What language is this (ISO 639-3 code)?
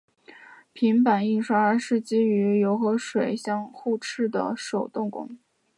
zho